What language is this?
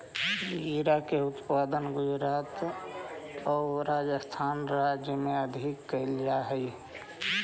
Magahi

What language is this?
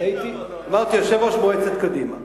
Hebrew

